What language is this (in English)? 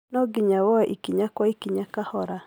Kikuyu